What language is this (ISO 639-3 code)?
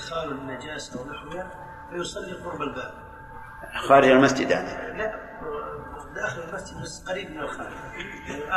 ara